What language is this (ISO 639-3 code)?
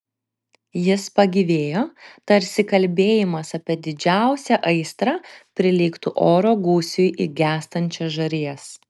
lit